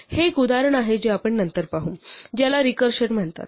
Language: Marathi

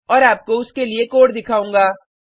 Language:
Hindi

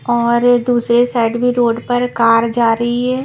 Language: Hindi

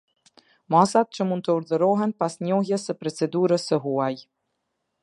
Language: Albanian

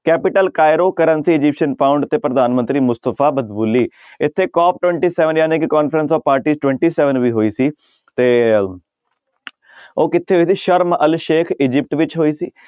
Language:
Punjabi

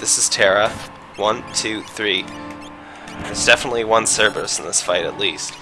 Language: English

